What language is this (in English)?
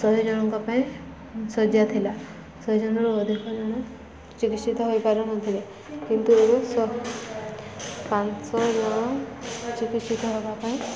Odia